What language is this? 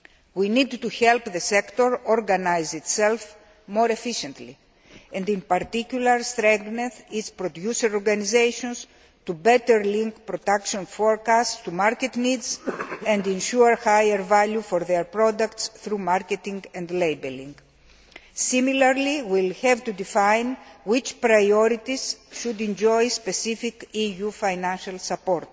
English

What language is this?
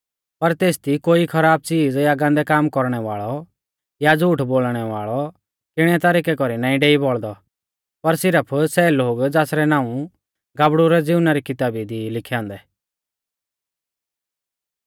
Mahasu Pahari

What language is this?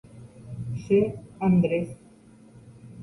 Guarani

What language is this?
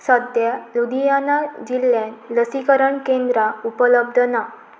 Konkani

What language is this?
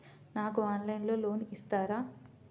Telugu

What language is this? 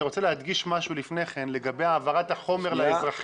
Hebrew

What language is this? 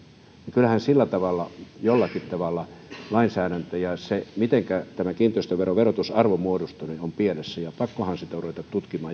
Finnish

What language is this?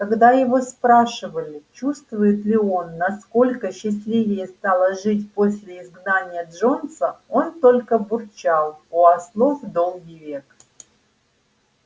Russian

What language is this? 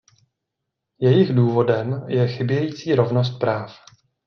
Czech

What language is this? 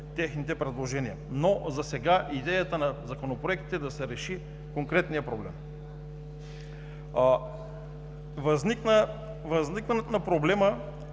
Bulgarian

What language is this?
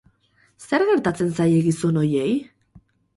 Basque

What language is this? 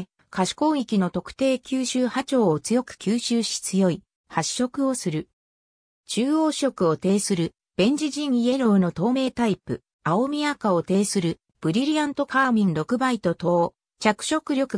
Japanese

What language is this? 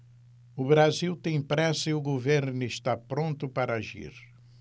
Portuguese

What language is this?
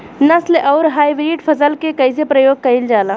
Bhojpuri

